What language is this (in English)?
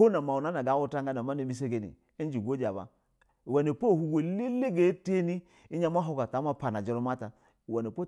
Basa (Nigeria)